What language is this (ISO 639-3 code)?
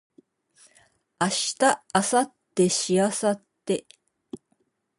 jpn